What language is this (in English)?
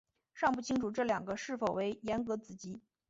Chinese